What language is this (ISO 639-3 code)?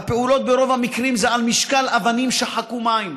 heb